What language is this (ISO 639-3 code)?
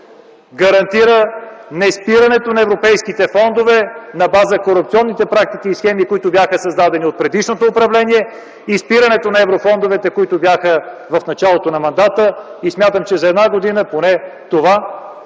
bul